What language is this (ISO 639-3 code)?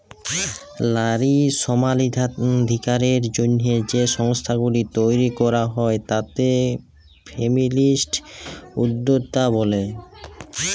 ben